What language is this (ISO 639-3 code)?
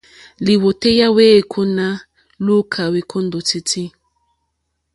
bri